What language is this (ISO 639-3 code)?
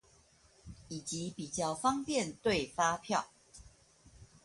zho